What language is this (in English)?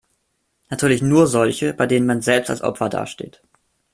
German